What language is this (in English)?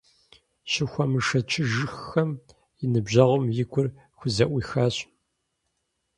Kabardian